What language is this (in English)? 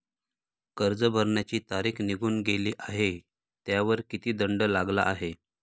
Marathi